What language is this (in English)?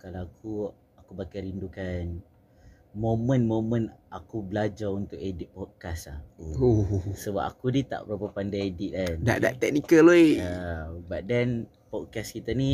Malay